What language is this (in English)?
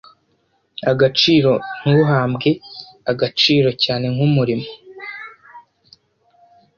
Kinyarwanda